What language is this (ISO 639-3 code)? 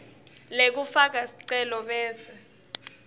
ssw